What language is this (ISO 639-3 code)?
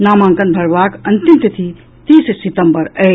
mai